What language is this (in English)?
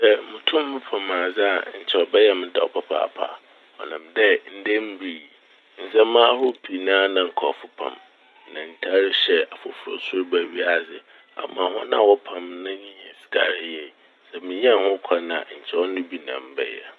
Akan